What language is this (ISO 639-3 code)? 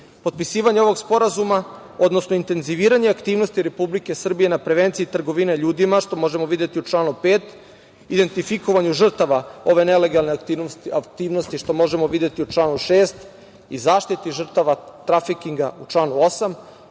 srp